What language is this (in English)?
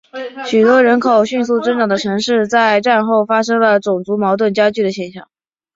Chinese